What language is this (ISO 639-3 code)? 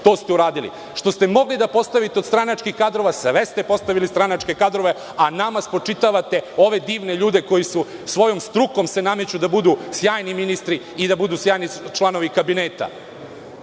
srp